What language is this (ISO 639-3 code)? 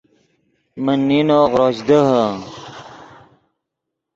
ydg